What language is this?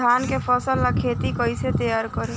Bhojpuri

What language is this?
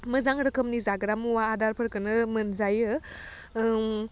Bodo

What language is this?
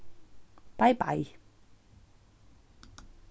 Faroese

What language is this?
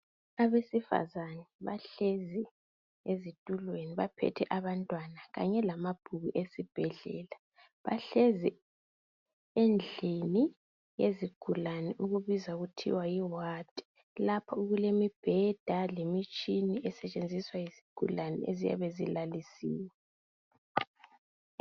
North Ndebele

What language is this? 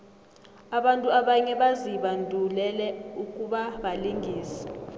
South Ndebele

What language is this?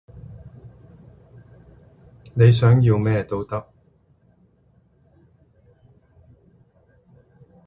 Cantonese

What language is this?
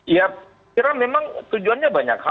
Indonesian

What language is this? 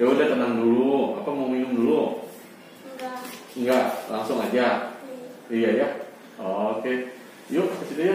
Indonesian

